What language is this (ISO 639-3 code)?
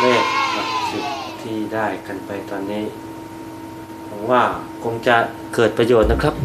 tha